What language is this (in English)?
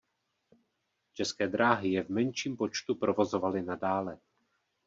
Czech